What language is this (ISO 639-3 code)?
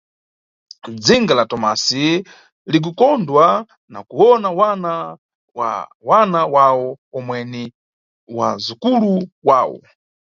nyu